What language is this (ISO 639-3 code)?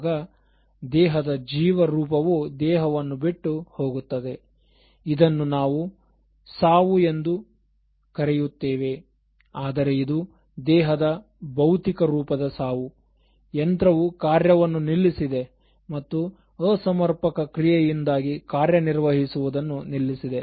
kan